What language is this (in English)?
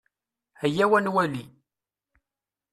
Kabyle